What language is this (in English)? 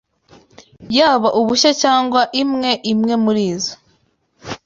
Kinyarwanda